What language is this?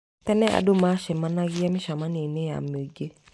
Kikuyu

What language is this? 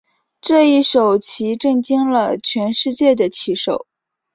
Chinese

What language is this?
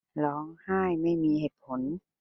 Thai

